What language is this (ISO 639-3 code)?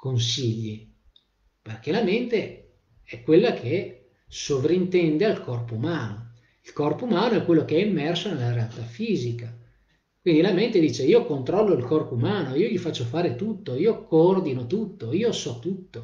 ita